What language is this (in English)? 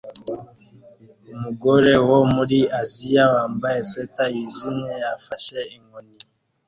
Kinyarwanda